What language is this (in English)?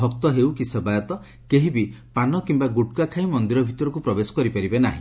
Odia